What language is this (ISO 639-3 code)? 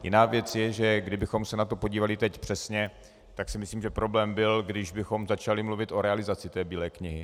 ces